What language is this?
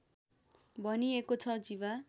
Nepali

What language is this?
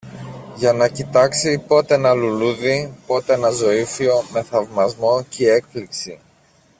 Greek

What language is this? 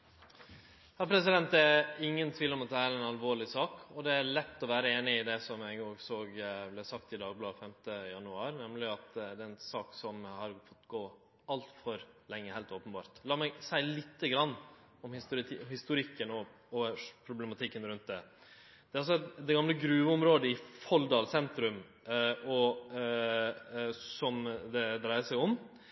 Norwegian Nynorsk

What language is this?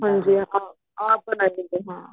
Punjabi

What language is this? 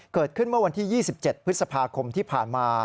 Thai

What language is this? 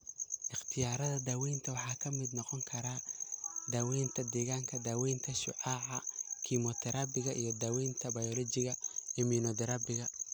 Somali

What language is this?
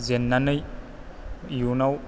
Bodo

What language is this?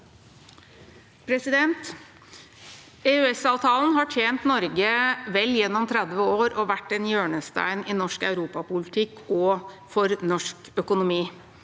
Norwegian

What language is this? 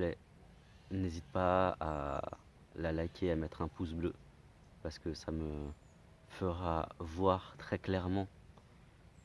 French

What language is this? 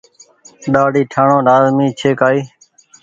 Goaria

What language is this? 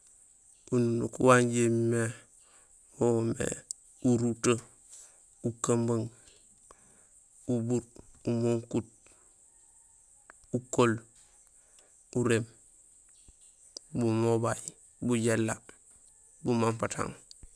Gusilay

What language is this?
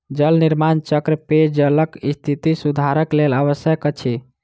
Maithili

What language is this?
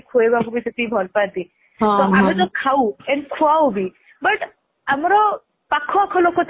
Odia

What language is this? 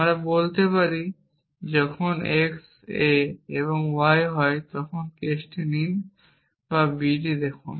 Bangla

